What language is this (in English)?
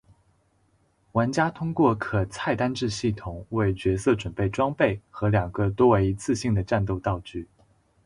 Chinese